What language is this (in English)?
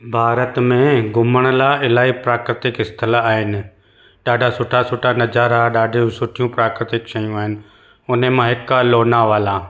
Sindhi